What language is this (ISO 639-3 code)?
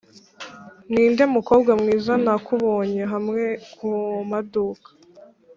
kin